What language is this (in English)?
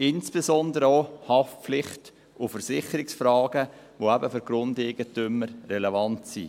Swiss German